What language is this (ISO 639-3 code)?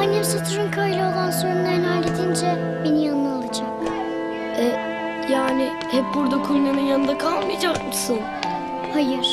tur